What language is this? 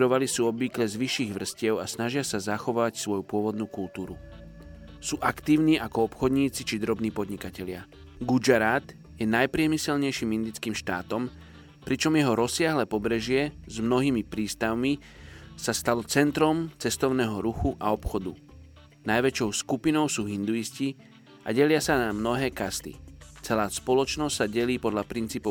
Slovak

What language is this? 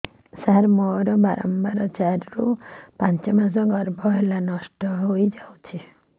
Odia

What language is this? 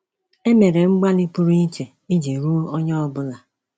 Igbo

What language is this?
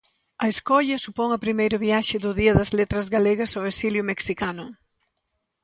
Galician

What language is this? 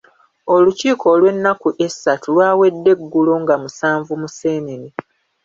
Ganda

